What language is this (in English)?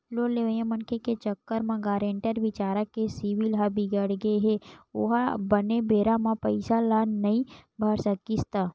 Chhattisgarhi